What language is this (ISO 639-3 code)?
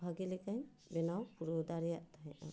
sat